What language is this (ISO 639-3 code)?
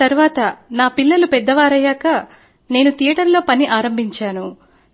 tel